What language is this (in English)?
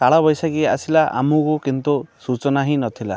Odia